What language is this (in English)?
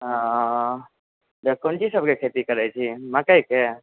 Maithili